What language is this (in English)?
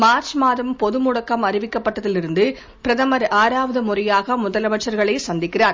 Tamil